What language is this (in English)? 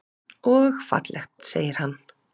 Icelandic